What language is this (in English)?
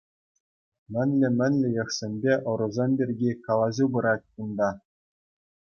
Chuvash